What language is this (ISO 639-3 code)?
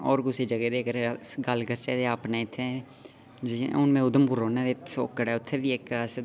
doi